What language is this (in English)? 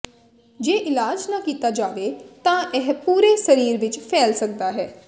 Punjabi